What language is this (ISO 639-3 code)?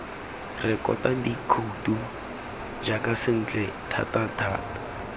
tsn